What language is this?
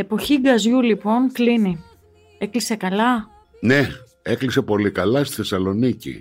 Greek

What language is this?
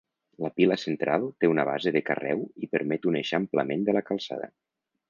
Catalan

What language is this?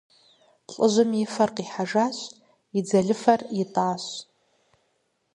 Kabardian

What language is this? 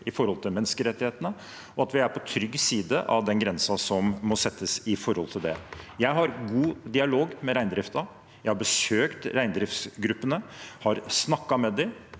Norwegian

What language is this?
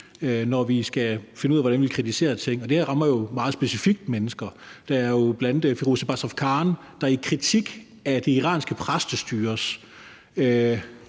Danish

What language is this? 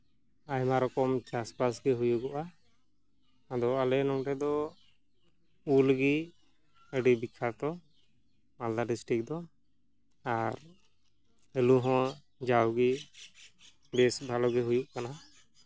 Santali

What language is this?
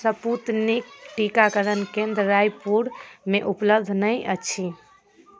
Maithili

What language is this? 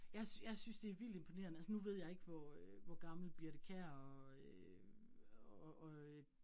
Danish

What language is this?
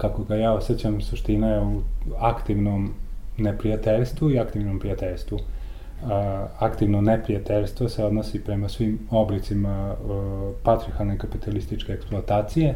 Croatian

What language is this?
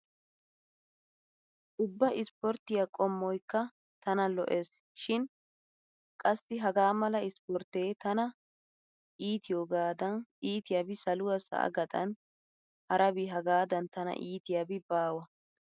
Wolaytta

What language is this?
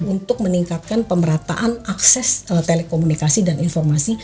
Indonesian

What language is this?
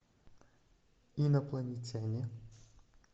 Russian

